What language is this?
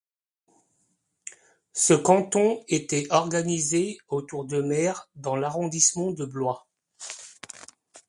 French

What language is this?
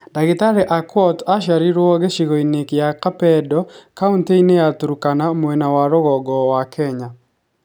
Kikuyu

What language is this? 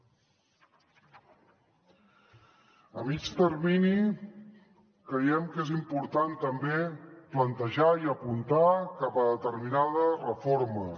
Catalan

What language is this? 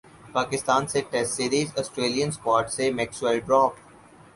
Urdu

